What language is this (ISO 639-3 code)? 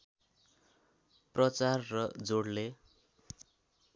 nep